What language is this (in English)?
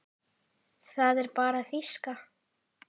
Icelandic